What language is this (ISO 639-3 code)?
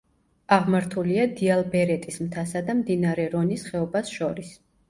kat